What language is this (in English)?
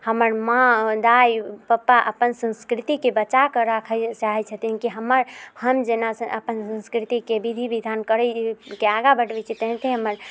Maithili